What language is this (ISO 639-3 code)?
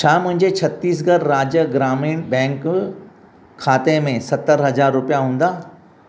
snd